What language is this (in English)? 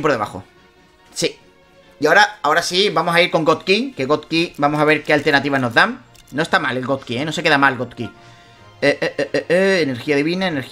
Spanish